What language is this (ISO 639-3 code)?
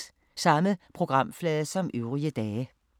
dan